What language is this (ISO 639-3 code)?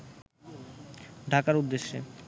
ben